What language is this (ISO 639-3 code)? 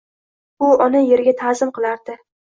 uzb